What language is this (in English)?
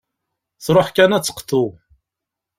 Kabyle